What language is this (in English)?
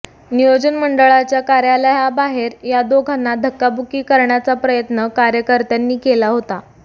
Marathi